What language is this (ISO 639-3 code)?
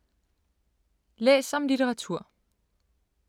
dan